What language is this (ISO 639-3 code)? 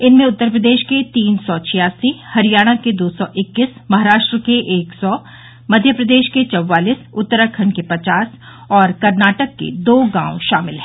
hin